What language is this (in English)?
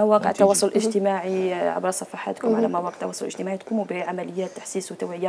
Arabic